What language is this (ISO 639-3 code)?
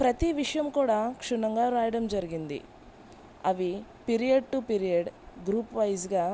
tel